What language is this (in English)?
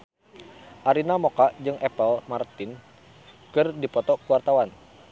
Sundanese